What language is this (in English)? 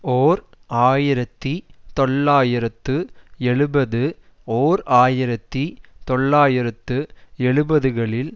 Tamil